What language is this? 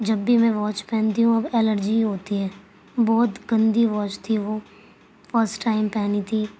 Urdu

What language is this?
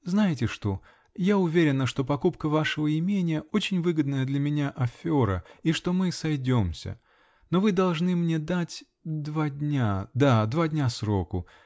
Russian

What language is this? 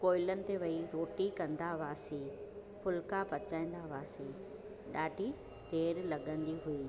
Sindhi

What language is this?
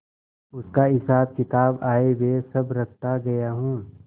Hindi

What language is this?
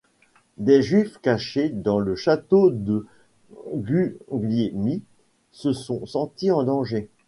French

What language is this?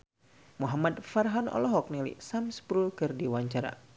Sundanese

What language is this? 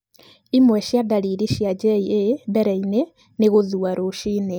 Kikuyu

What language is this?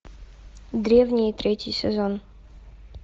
Russian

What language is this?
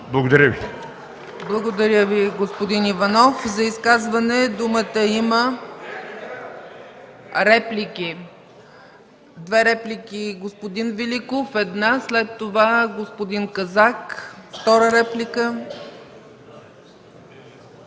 Bulgarian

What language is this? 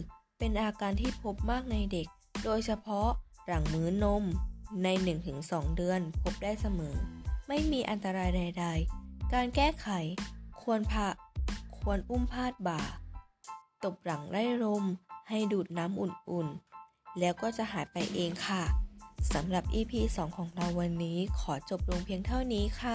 Thai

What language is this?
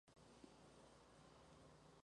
Spanish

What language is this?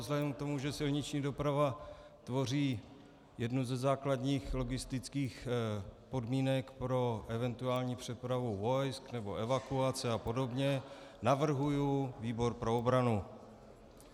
Czech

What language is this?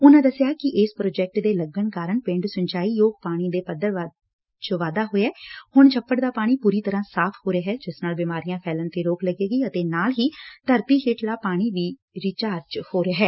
Punjabi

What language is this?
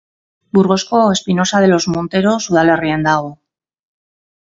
Basque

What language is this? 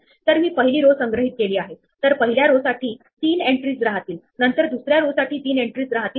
Marathi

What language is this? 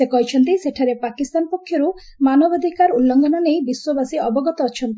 Odia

